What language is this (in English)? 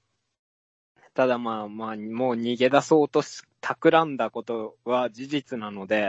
Japanese